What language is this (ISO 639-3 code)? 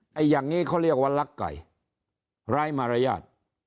tha